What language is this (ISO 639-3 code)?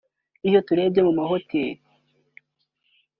kin